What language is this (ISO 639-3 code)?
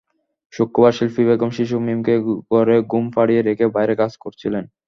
ben